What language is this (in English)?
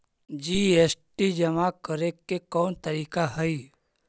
Magahi